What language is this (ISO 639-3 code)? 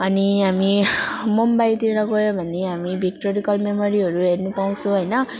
nep